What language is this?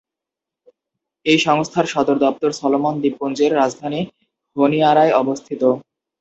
Bangla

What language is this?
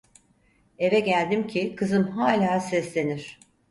Turkish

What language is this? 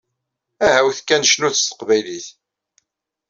Kabyle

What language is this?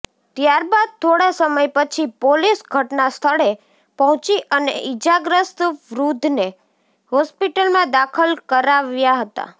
Gujarati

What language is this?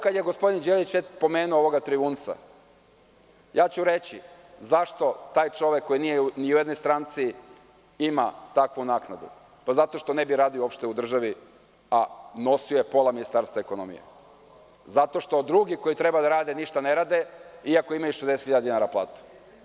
Serbian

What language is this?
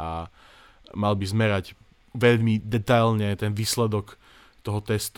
Slovak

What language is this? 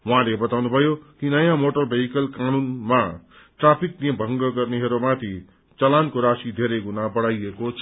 Nepali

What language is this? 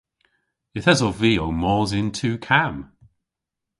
Cornish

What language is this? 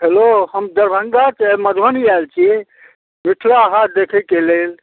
Maithili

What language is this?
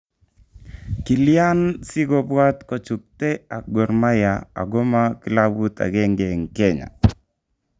Kalenjin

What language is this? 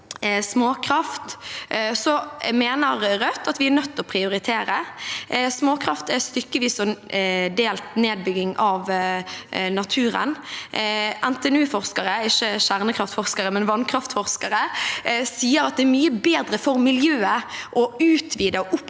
Norwegian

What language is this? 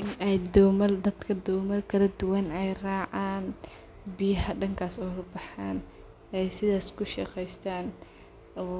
Somali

